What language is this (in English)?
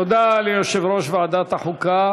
Hebrew